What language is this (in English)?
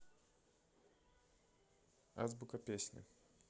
Russian